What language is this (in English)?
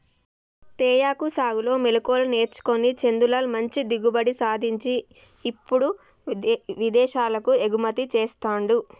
Telugu